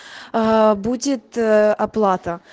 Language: Russian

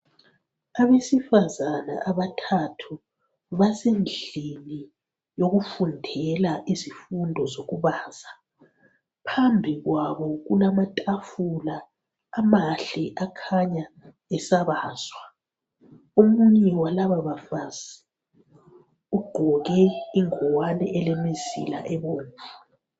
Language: North Ndebele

